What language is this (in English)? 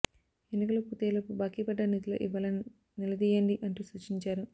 Telugu